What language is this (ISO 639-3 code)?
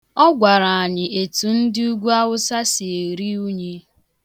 ibo